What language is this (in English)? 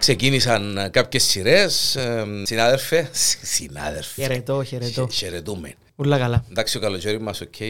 Greek